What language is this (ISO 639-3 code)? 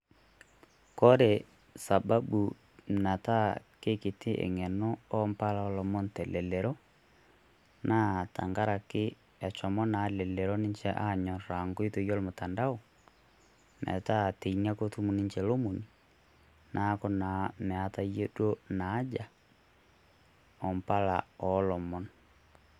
mas